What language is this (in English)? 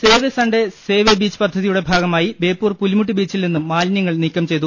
Malayalam